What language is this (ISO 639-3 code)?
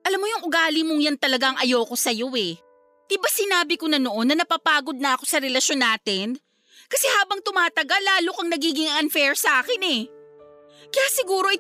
fil